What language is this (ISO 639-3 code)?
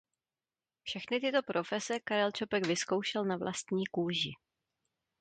ces